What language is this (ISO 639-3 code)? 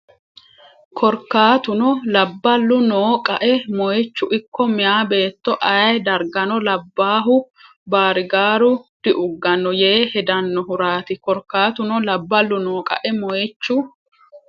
sid